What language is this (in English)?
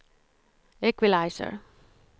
Swedish